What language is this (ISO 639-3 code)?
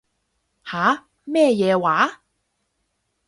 yue